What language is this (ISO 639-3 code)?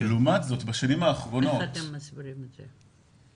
heb